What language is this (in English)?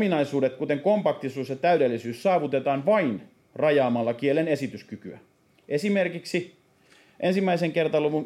Finnish